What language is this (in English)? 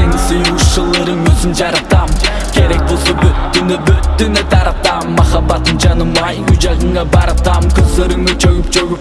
Kyrgyz